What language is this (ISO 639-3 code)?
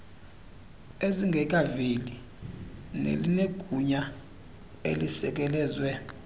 xho